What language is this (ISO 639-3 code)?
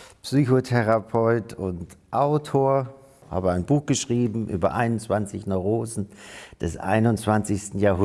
deu